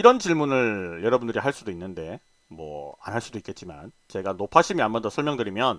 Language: Korean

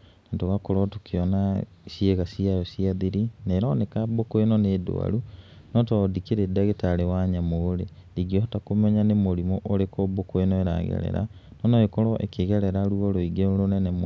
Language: Kikuyu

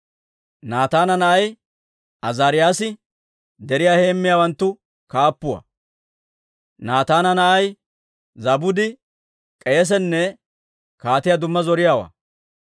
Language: Dawro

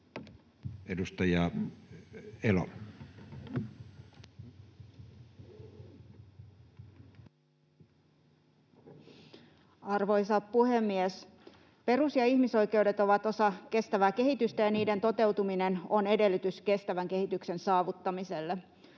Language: Finnish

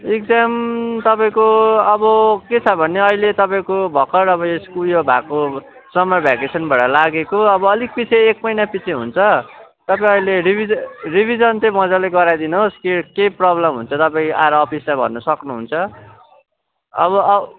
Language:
Nepali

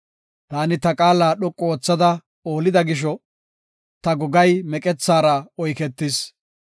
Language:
Gofa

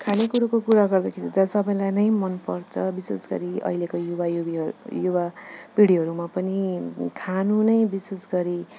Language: Nepali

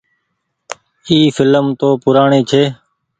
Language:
Goaria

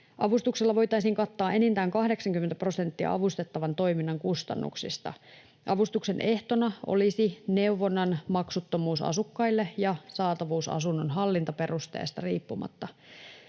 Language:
Finnish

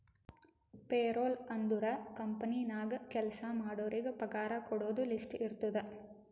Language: Kannada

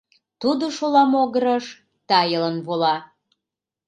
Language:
Mari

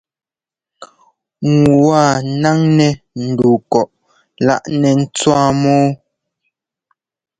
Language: Ngomba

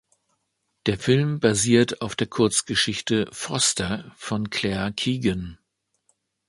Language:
German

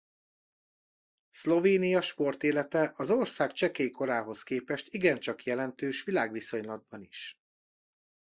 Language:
Hungarian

